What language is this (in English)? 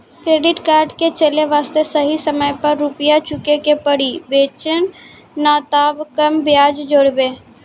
Maithili